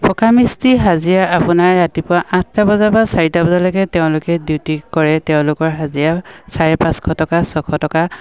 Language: Assamese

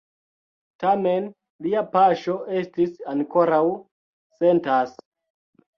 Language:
Esperanto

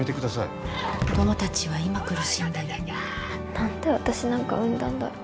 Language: Japanese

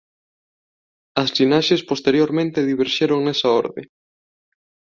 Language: Galician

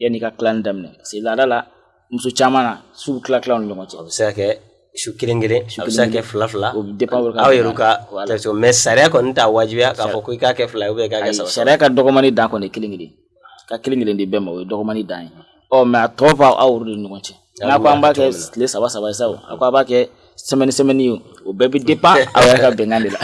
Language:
Indonesian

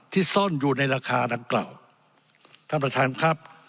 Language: Thai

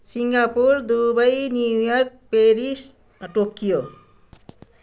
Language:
Nepali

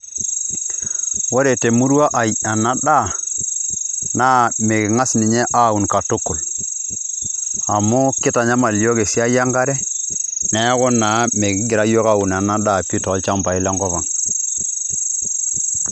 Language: Masai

